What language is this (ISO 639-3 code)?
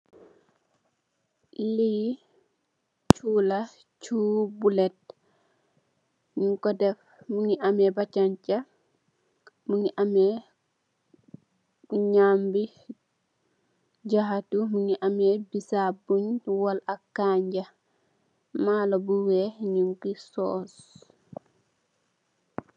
wol